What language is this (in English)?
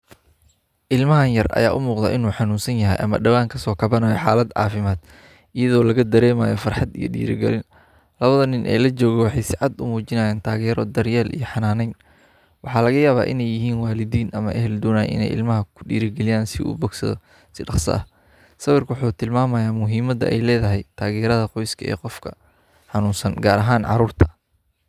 Somali